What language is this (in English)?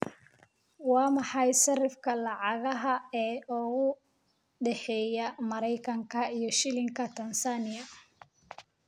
Somali